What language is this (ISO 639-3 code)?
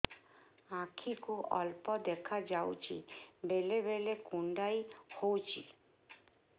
ori